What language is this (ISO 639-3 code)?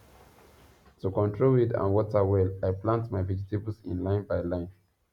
pcm